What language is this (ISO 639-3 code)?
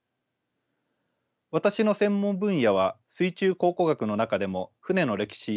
jpn